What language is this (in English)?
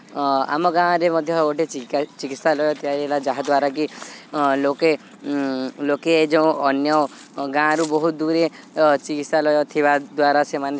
Odia